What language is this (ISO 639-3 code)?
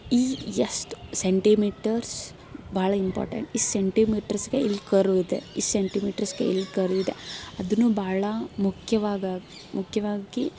kan